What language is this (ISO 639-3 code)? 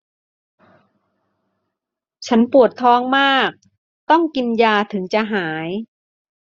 tha